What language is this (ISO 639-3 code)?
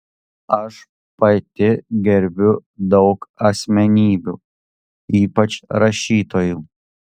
lit